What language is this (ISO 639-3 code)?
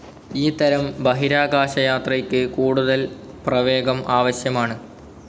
mal